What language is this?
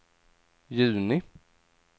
Swedish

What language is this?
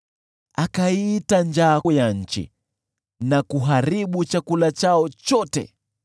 Swahili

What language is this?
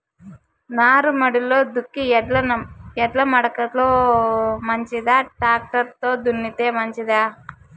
Telugu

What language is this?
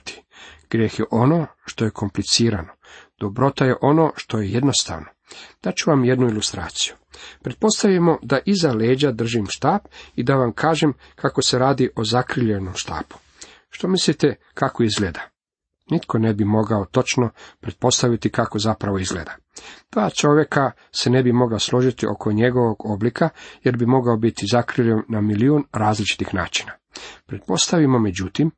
Croatian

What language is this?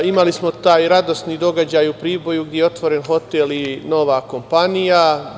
Serbian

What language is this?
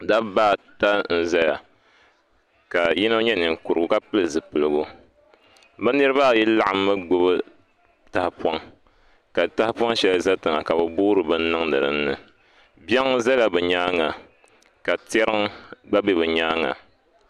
Dagbani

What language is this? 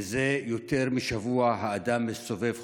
Hebrew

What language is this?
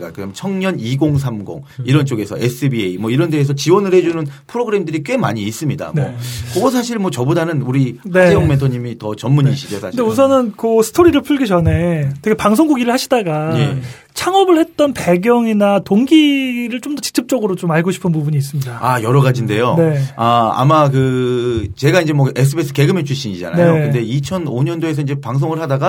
Korean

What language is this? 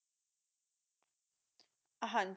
Punjabi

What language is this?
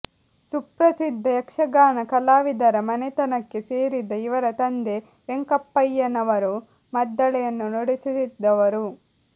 Kannada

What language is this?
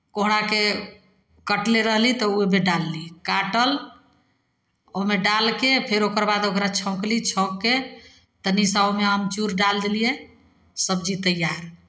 Maithili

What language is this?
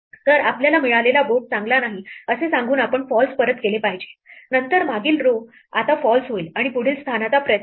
Marathi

